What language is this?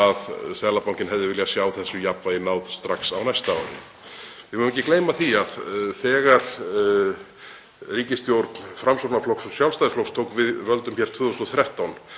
Icelandic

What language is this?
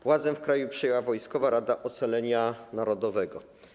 Polish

